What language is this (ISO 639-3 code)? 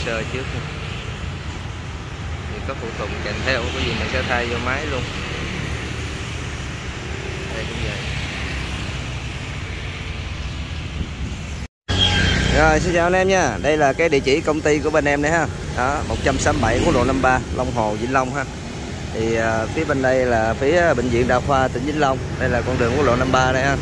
vie